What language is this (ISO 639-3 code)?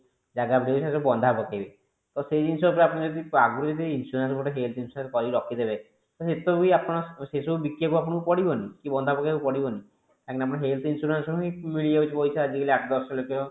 ori